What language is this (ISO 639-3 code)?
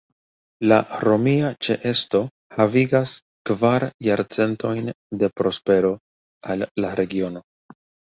epo